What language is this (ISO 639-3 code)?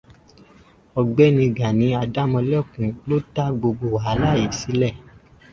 yor